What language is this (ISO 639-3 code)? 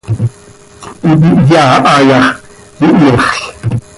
sei